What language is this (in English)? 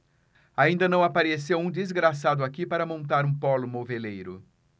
Portuguese